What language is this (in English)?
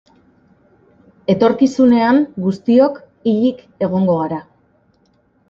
Basque